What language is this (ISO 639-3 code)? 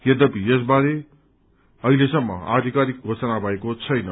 nep